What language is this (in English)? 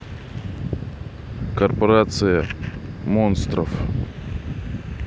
Russian